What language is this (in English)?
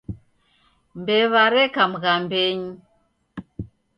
Taita